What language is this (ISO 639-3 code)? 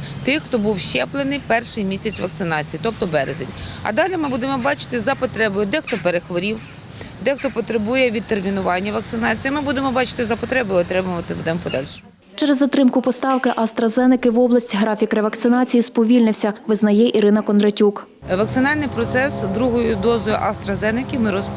ukr